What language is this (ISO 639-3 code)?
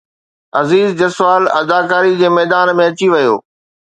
snd